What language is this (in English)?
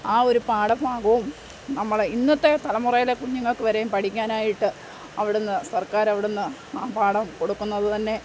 Malayalam